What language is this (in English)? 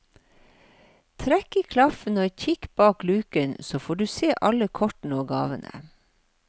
Norwegian